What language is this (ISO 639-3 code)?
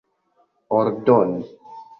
epo